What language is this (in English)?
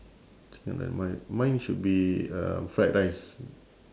English